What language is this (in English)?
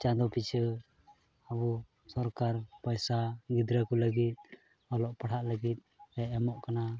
Santali